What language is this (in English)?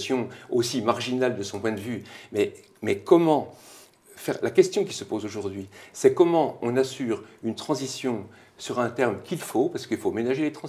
French